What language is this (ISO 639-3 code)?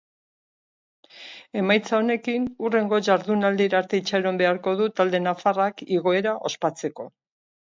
eus